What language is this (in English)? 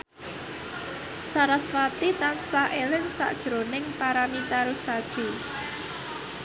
Javanese